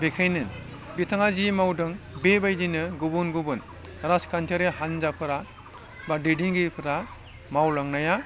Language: Bodo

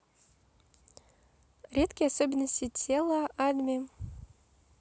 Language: Russian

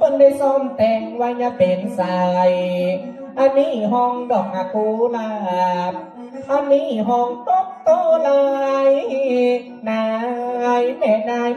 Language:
Thai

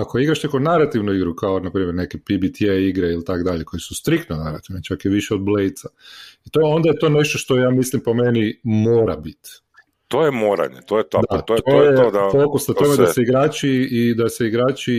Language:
Croatian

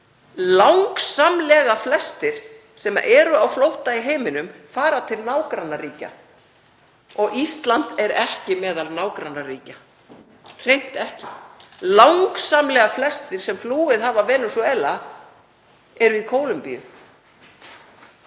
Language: Icelandic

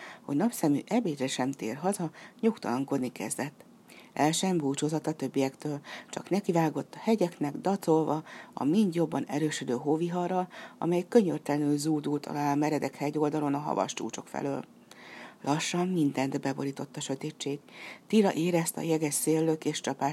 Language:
Hungarian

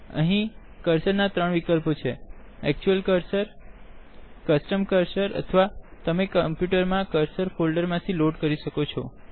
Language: Gujarati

